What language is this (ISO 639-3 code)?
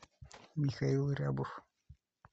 rus